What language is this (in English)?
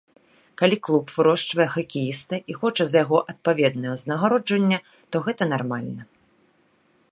Belarusian